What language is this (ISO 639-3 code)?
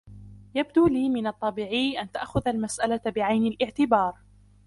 ara